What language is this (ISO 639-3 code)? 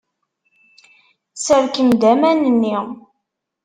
kab